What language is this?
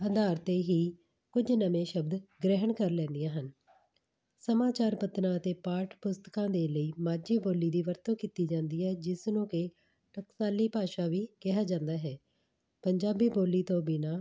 Punjabi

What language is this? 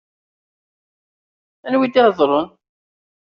Kabyle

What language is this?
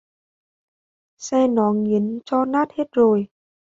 Vietnamese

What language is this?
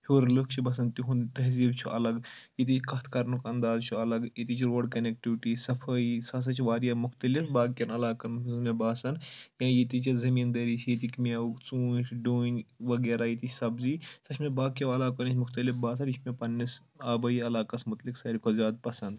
Kashmiri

